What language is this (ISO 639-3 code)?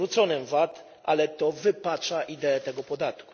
pol